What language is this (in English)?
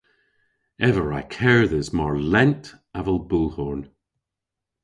Cornish